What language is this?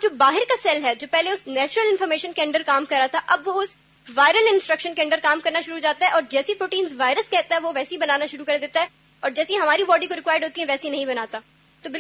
Urdu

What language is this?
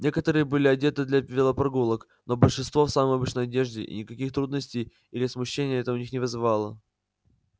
Russian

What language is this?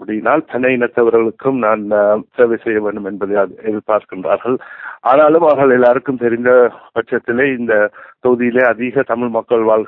Arabic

